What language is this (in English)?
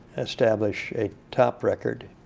English